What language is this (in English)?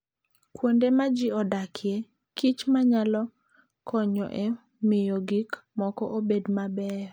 Luo (Kenya and Tanzania)